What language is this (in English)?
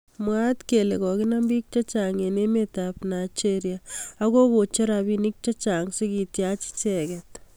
Kalenjin